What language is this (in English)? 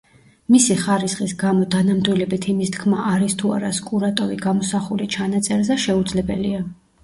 Georgian